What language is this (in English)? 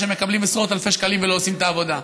Hebrew